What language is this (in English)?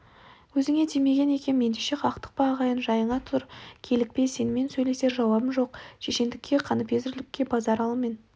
Kazakh